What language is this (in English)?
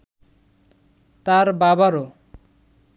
Bangla